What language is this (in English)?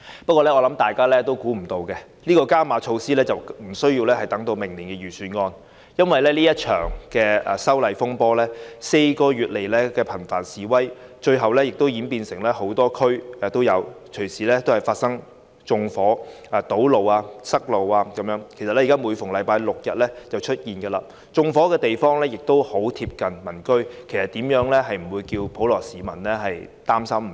Cantonese